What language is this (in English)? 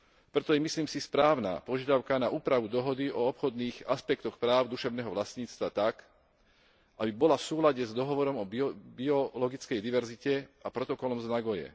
Slovak